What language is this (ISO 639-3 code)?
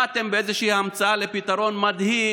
heb